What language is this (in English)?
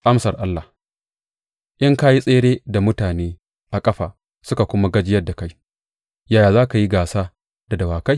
Hausa